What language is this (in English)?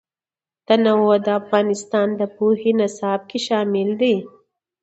Pashto